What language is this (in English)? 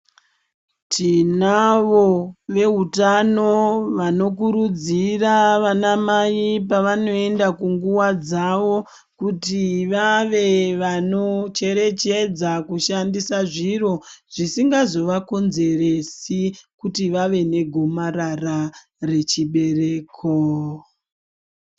Ndau